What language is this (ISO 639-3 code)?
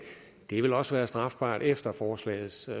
dan